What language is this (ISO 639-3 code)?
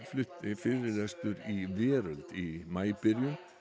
isl